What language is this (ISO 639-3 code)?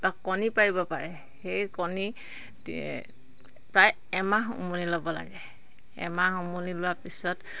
asm